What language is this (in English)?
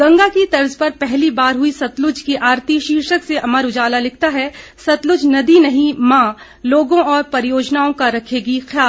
Hindi